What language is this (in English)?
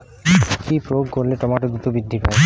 Bangla